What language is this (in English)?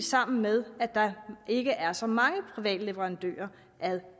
Danish